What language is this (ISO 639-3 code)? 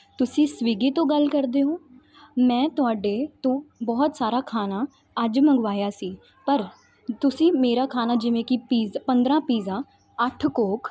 pan